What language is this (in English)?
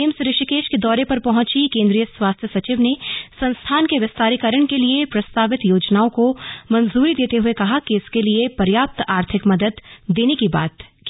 Hindi